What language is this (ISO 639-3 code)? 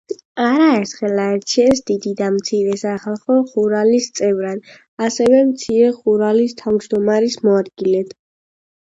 kat